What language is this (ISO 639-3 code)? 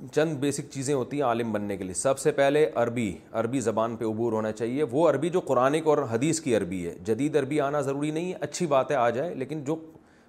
urd